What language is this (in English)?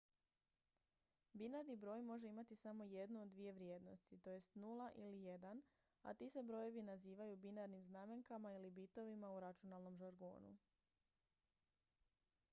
Croatian